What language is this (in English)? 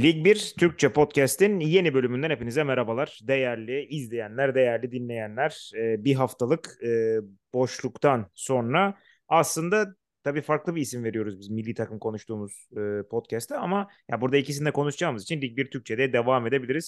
Turkish